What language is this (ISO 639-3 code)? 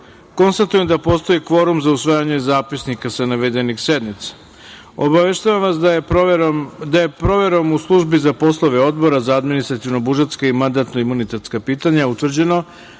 srp